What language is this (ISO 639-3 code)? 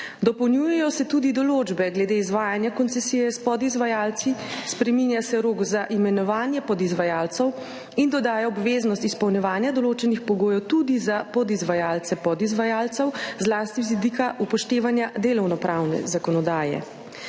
slv